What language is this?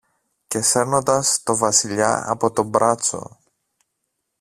Greek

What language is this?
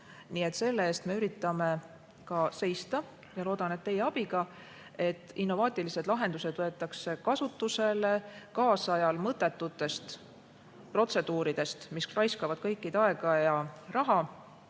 Estonian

